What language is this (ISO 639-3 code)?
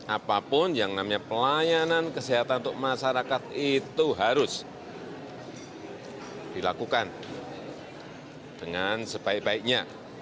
ind